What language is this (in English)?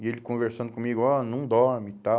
Portuguese